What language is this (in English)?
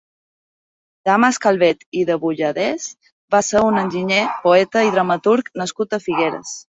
Catalan